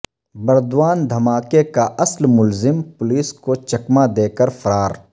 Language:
Urdu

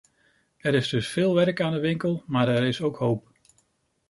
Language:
Dutch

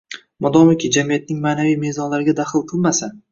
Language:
Uzbek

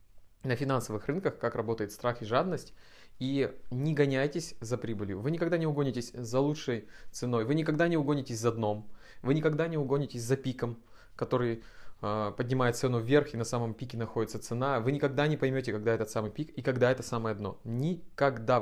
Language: Russian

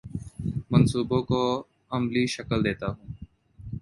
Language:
Urdu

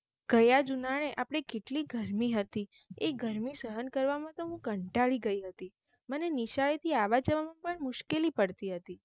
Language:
Gujarati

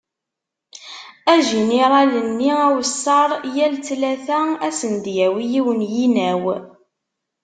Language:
Kabyle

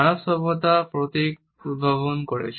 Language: Bangla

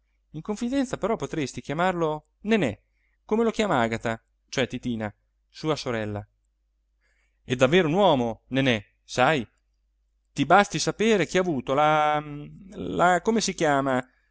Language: Italian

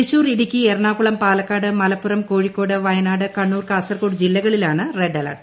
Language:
Malayalam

